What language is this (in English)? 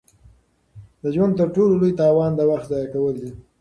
Pashto